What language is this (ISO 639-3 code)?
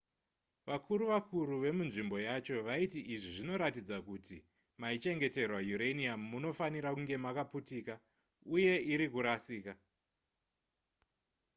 sna